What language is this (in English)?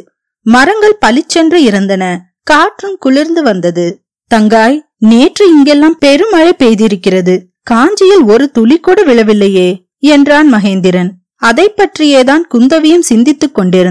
Tamil